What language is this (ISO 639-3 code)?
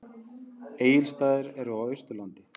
isl